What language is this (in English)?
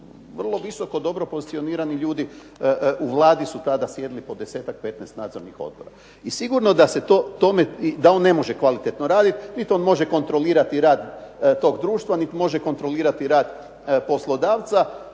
Croatian